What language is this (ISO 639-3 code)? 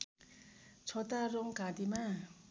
nep